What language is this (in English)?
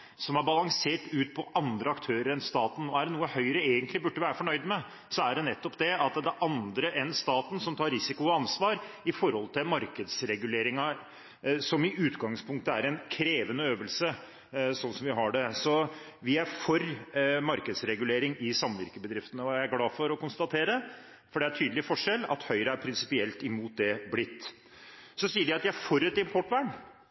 Norwegian Bokmål